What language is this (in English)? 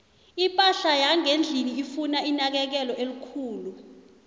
South Ndebele